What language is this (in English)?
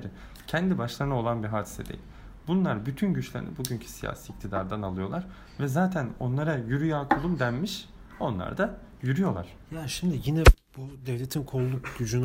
Turkish